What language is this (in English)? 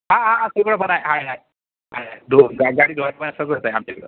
Marathi